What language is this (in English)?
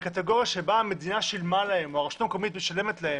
Hebrew